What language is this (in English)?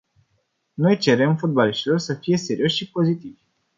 Romanian